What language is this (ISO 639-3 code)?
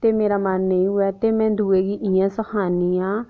doi